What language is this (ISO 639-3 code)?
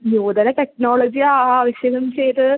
san